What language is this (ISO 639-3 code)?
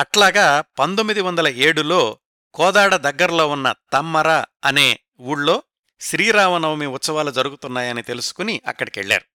tel